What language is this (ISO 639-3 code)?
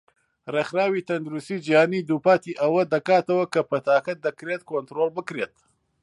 ckb